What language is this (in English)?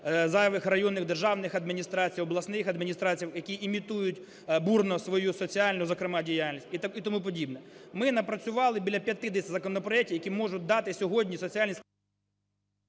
Ukrainian